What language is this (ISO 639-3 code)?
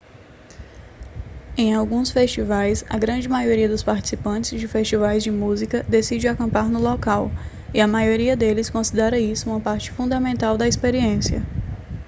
por